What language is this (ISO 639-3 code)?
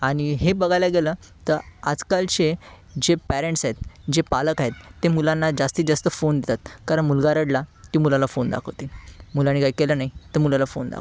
mar